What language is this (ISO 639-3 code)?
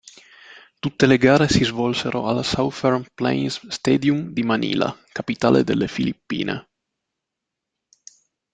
ita